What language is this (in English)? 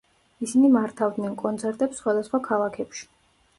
Georgian